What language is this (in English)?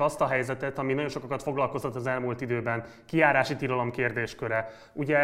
Hungarian